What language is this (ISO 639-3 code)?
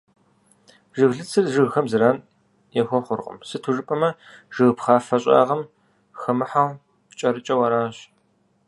kbd